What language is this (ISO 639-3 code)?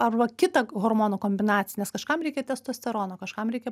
lit